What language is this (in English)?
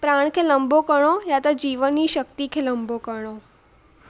Sindhi